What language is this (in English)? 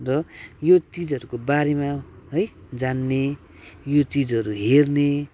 Nepali